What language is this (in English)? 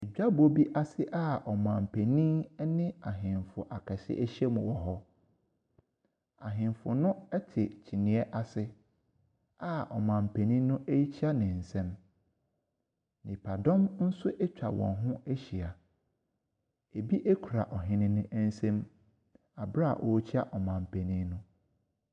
Akan